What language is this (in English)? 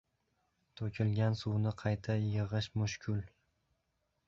Uzbek